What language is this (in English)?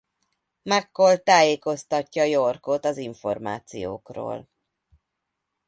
Hungarian